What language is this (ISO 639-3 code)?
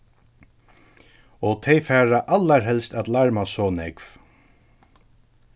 fao